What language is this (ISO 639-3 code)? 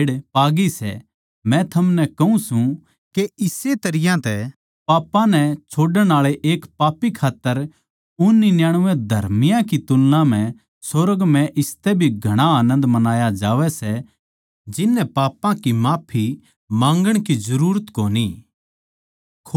bgc